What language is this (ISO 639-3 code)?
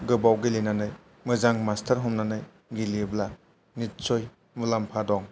brx